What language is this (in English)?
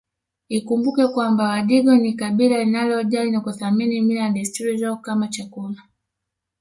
Swahili